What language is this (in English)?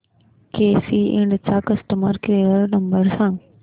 Marathi